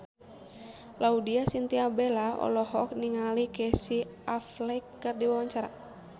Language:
Sundanese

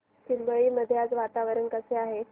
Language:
Marathi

